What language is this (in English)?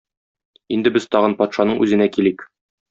Tatar